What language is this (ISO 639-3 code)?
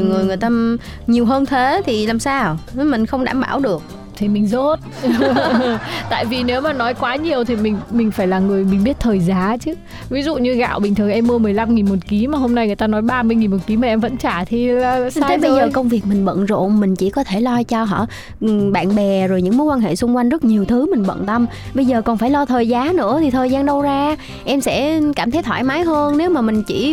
vie